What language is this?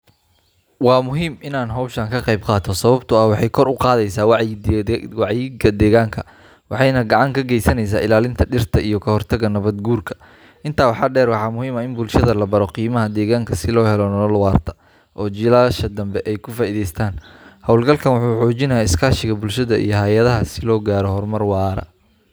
Somali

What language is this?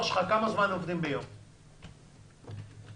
Hebrew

